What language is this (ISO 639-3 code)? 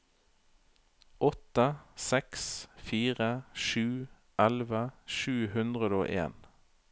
nor